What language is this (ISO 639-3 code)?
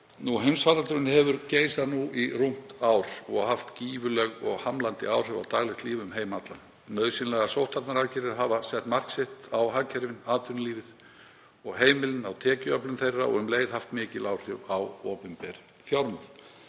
isl